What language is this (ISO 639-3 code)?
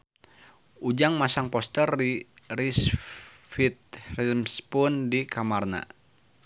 sun